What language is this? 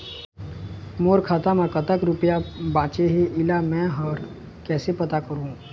Chhattisgarhi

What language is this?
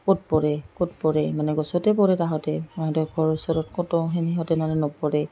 Assamese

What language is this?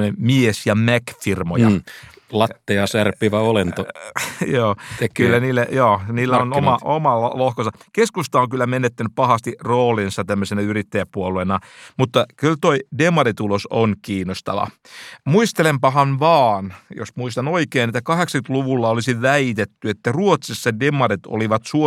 Finnish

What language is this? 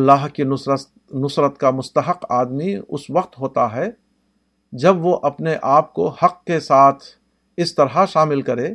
Urdu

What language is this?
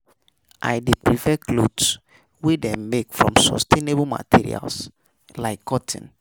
Nigerian Pidgin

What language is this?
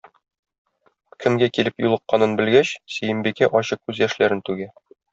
Tatar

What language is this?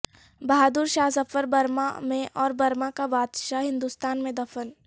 Urdu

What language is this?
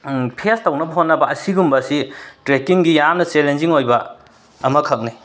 Manipuri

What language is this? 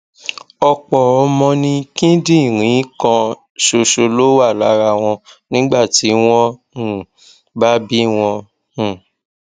Yoruba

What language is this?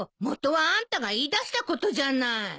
Japanese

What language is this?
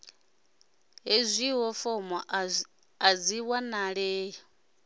Venda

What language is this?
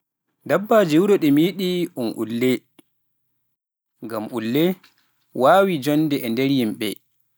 Pular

